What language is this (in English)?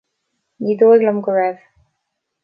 Irish